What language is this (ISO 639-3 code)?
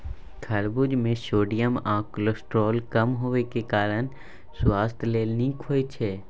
mai